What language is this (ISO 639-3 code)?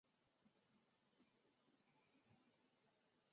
zho